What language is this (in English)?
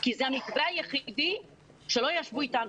Hebrew